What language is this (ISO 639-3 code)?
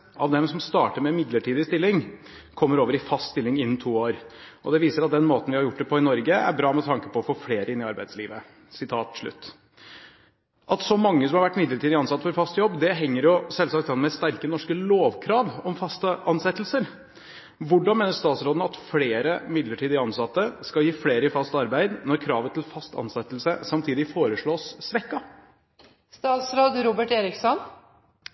nob